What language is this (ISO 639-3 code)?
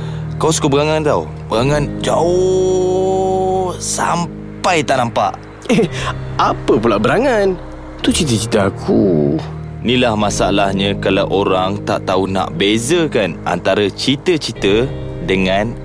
msa